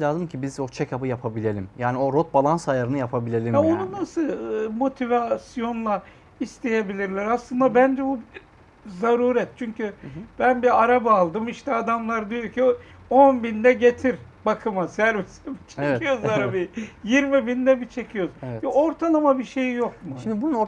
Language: Turkish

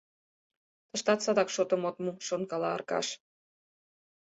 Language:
Mari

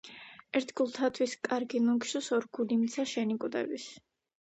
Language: Georgian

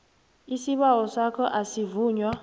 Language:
South Ndebele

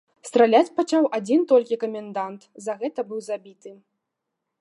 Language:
Belarusian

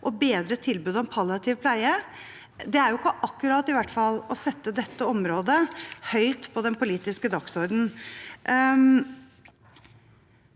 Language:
Norwegian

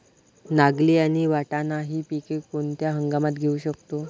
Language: Marathi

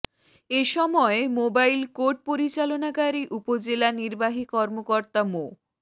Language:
Bangla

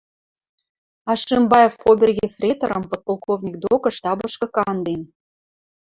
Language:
Western Mari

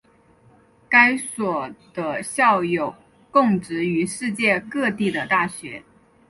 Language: Chinese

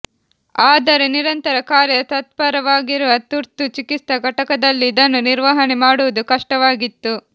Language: Kannada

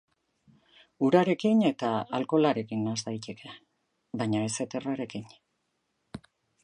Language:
Basque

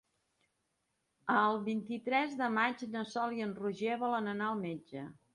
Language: Catalan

